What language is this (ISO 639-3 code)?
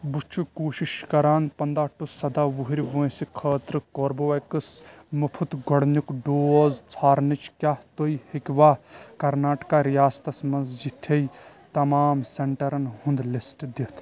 kas